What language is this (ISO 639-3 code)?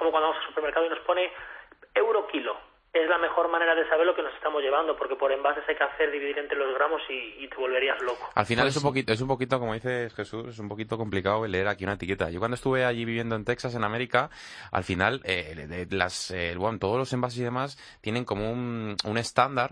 spa